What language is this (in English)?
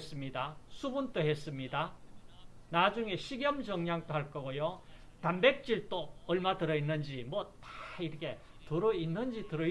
Korean